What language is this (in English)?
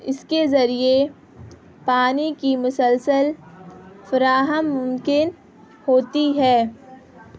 Urdu